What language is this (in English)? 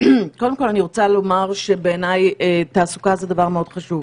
Hebrew